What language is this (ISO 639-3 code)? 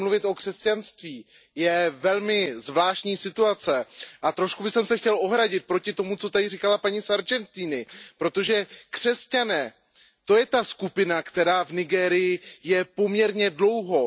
ces